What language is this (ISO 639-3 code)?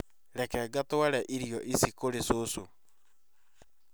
kik